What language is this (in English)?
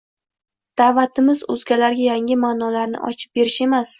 Uzbek